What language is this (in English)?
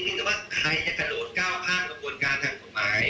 Thai